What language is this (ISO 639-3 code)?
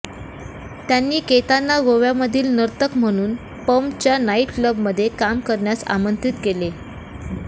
mar